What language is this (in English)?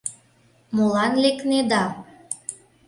Mari